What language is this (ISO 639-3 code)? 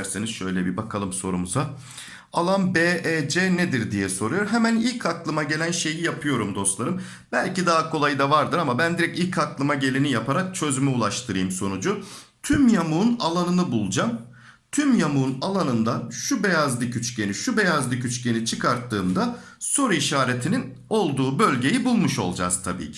tur